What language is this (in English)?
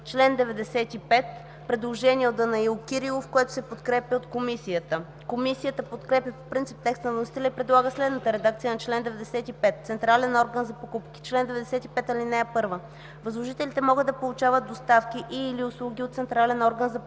Bulgarian